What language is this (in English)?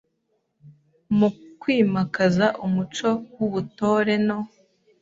Kinyarwanda